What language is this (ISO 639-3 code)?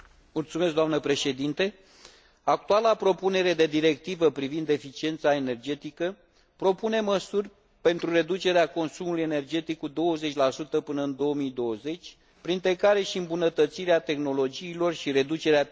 ron